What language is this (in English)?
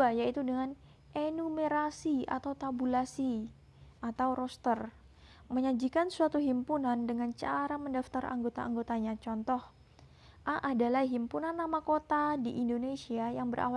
Indonesian